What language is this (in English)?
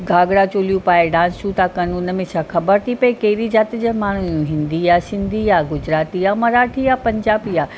Sindhi